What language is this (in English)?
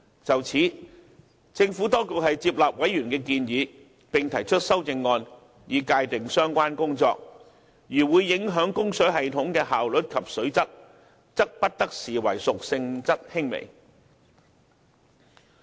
Cantonese